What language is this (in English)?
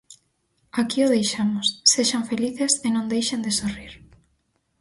Galician